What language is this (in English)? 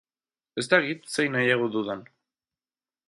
Basque